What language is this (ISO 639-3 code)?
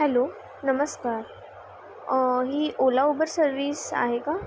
mar